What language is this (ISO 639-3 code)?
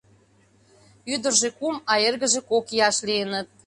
chm